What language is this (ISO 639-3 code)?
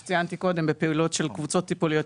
heb